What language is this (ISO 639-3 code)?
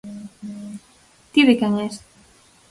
glg